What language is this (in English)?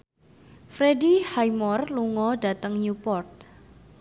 Javanese